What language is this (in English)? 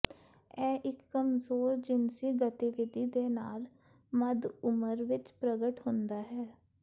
Punjabi